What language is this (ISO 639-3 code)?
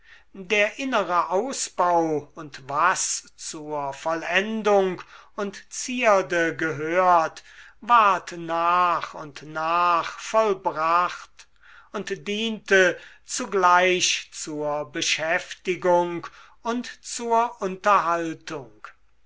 deu